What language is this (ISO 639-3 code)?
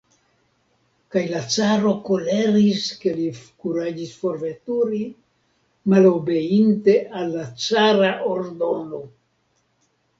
epo